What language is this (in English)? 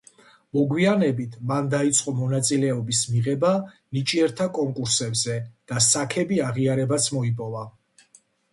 Georgian